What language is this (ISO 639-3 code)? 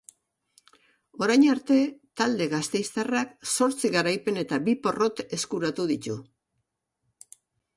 eus